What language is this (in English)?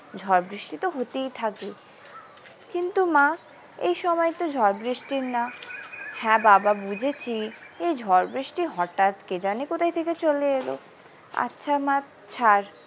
Bangla